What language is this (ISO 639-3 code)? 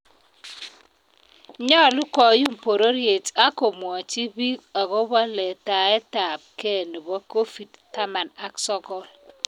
kln